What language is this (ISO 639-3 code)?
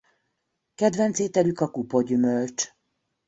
hun